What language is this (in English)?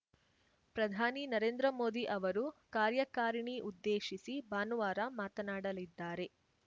Kannada